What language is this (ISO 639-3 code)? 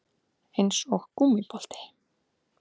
isl